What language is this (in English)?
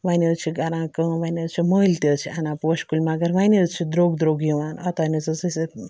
Kashmiri